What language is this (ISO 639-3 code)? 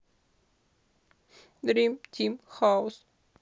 rus